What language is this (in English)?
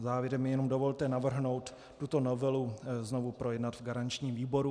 Czech